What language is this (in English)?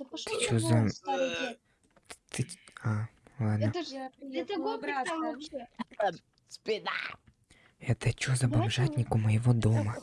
Russian